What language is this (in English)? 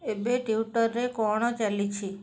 Odia